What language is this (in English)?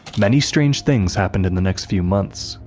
English